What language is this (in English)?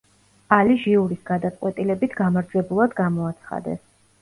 Georgian